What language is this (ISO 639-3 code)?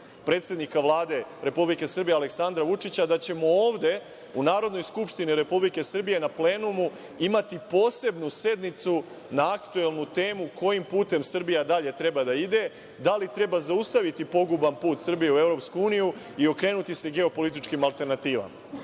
srp